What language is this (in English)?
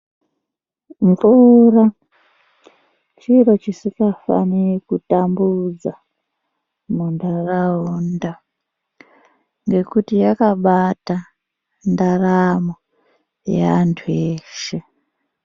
Ndau